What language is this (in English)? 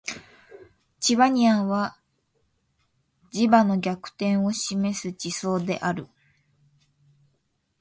Japanese